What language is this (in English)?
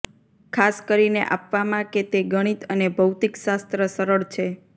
Gujarati